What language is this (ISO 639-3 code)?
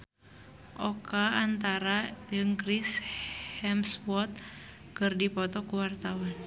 sun